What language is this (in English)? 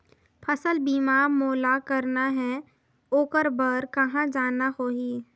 Chhattisgarhi